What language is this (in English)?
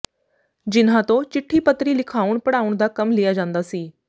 Punjabi